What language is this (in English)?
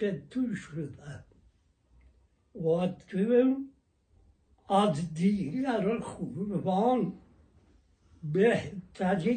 Persian